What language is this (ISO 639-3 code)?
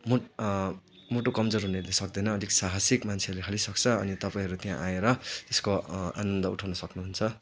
nep